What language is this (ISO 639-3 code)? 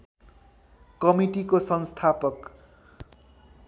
nep